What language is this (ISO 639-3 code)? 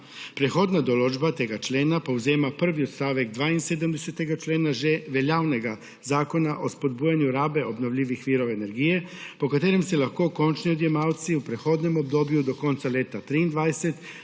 slv